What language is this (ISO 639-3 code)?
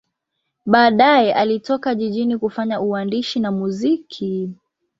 swa